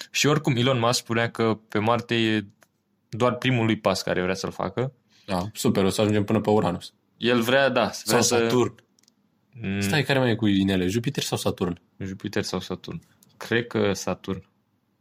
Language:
Romanian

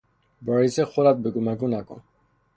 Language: Persian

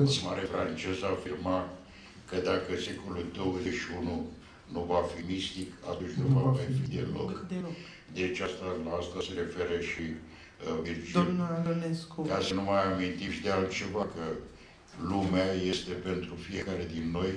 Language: Romanian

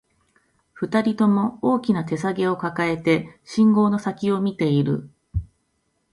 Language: Japanese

